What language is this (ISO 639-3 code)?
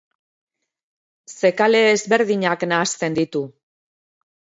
eus